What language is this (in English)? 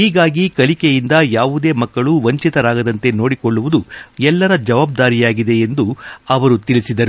Kannada